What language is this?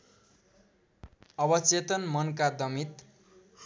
Nepali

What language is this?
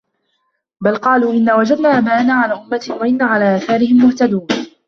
Arabic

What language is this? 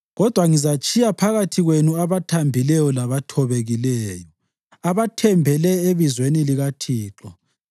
North Ndebele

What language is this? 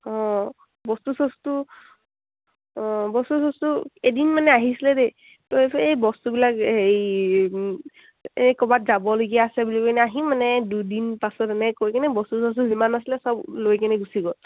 Assamese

